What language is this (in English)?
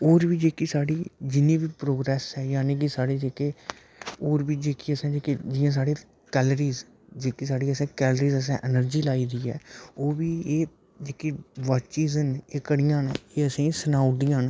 Dogri